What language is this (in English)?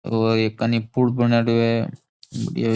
Rajasthani